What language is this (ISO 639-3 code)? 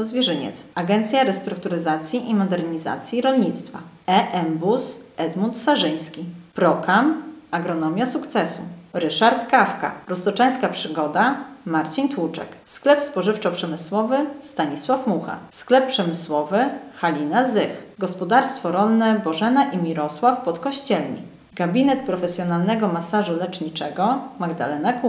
pol